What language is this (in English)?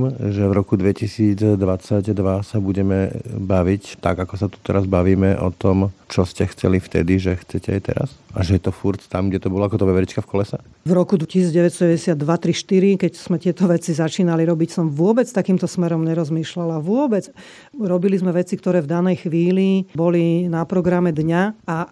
Slovak